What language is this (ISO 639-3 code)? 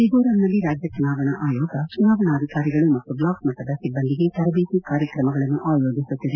kan